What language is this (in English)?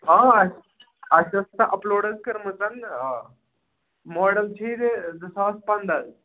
Kashmiri